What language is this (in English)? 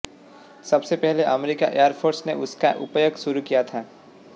Hindi